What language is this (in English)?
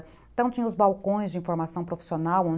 Portuguese